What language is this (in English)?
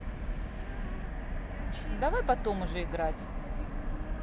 Russian